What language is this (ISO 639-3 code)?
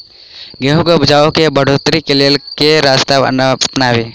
mai